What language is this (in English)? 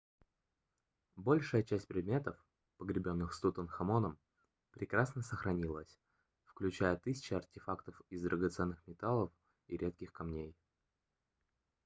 Russian